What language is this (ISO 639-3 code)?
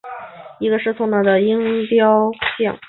zho